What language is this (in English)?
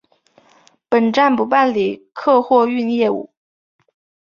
Chinese